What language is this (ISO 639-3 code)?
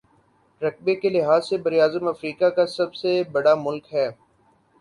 urd